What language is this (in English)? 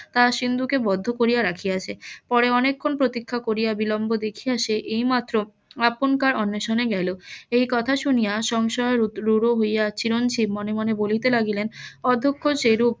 Bangla